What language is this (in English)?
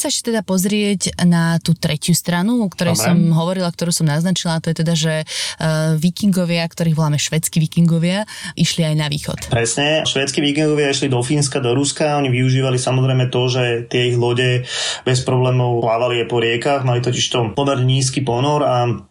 Slovak